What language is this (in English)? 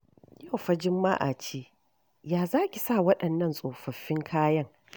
Hausa